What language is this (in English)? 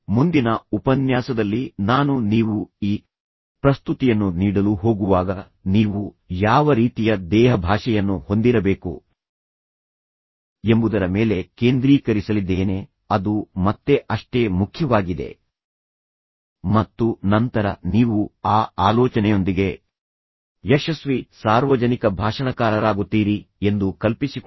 Kannada